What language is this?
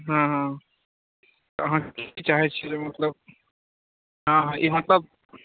Maithili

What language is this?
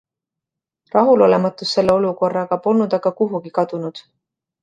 Estonian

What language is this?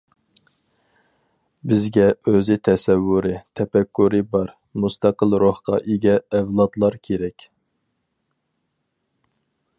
Uyghur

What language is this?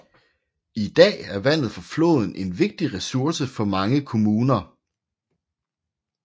Danish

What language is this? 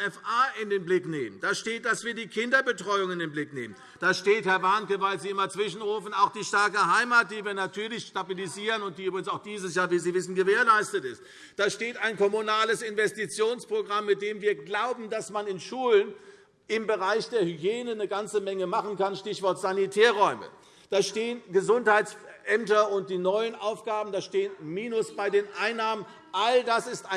German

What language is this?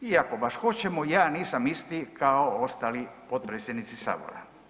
Croatian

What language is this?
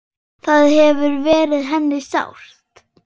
Icelandic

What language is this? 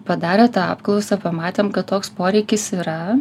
Lithuanian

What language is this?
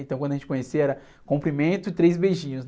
Portuguese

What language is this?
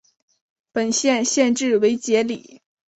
Chinese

